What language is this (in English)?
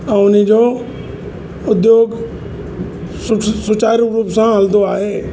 Sindhi